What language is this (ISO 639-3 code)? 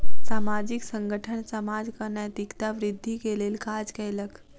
mai